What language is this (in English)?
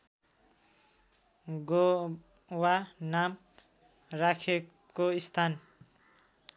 Nepali